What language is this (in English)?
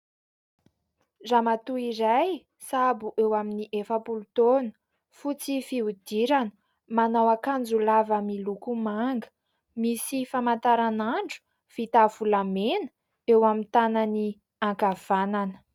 Malagasy